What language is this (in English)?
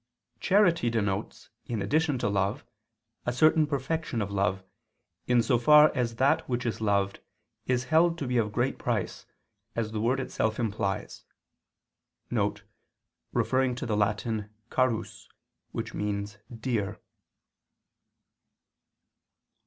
English